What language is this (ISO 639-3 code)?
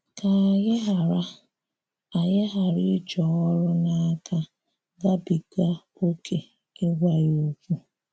ibo